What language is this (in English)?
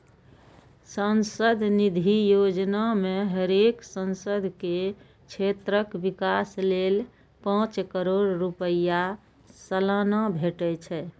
Maithili